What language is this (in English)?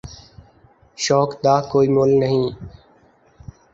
Urdu